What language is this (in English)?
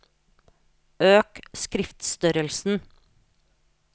Norwegian